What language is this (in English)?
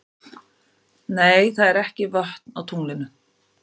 Icelandic